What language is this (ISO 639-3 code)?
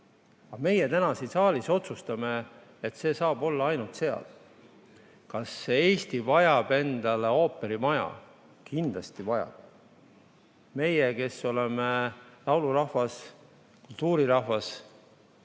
est